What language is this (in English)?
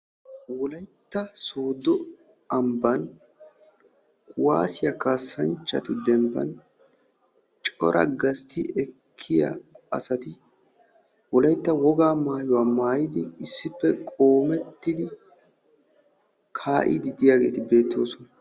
Wolaytta